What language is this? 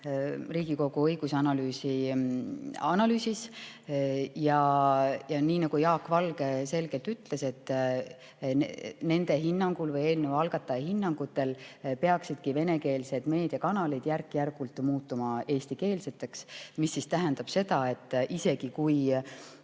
Estonian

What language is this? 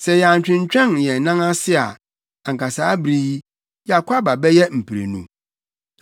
Akan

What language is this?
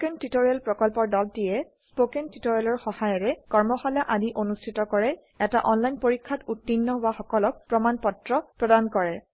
Assamese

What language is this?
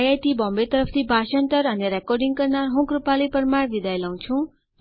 Gujarati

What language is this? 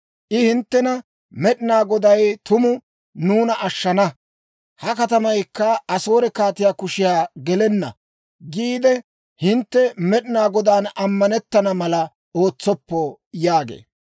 Dawro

